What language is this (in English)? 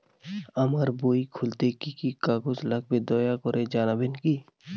Bangla